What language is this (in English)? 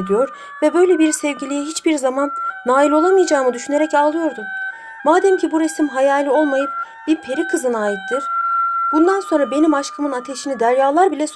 Turkish